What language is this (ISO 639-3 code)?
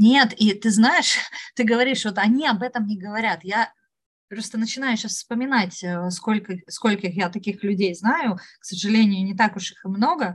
rus